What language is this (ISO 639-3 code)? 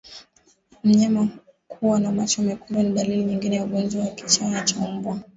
swa